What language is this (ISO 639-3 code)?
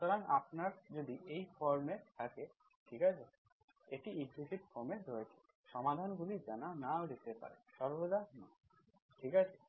ben